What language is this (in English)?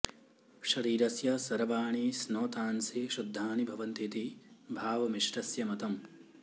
Sanskrit